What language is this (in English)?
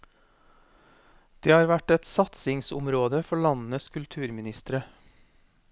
Norwegian